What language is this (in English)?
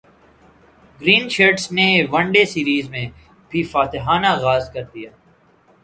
Urdu